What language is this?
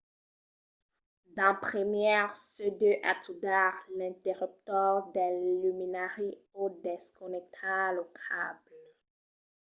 Occitan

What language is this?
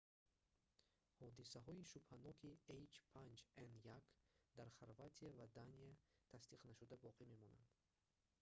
Tajik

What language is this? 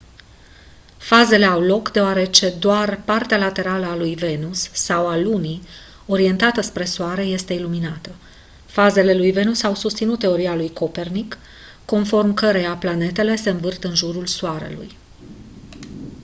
Romanian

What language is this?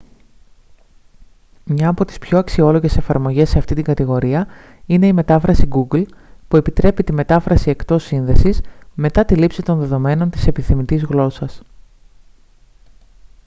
Greek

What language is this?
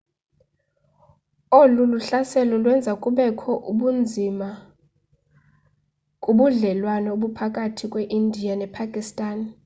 Xhosa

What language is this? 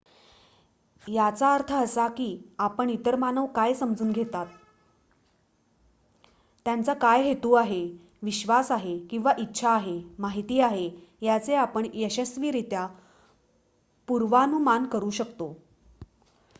Marathi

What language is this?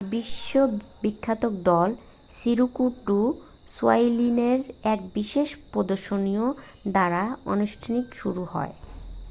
Bangla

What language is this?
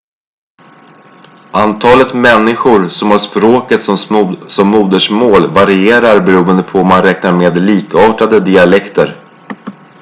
Swedish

